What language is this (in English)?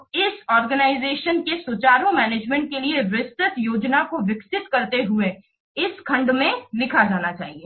Hindi